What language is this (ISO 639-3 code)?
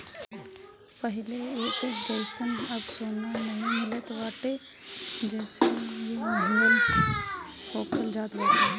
bho